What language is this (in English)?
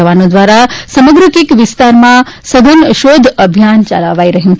Gujarati